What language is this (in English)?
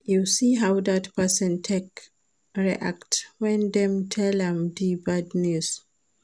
Nigerian Pidgin